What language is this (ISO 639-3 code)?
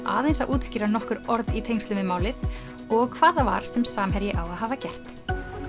isl